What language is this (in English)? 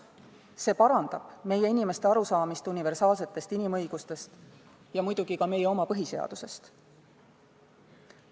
Estonian